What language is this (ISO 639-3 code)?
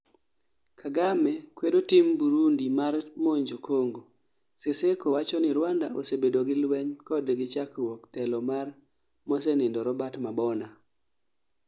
luo